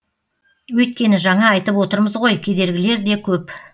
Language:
Kazakh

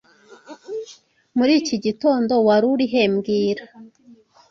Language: Kinyarwanda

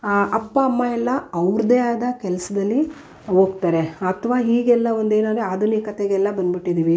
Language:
Kannada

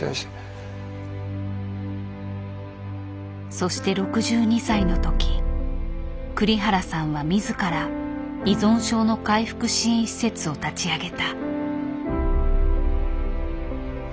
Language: Japanese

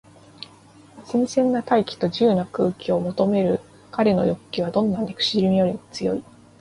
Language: Japanese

